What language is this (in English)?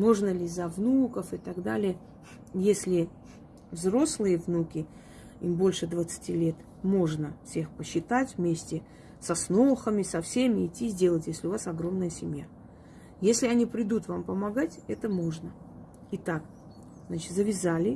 Russian